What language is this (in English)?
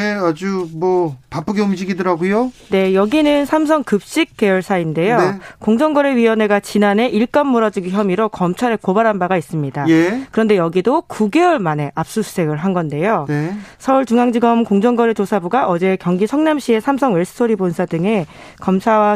Korean